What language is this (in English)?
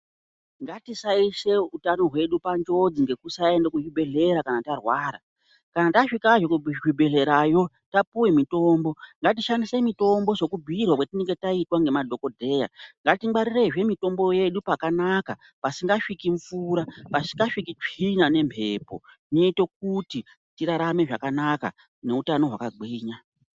Ndau